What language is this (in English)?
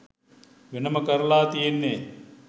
Sinhala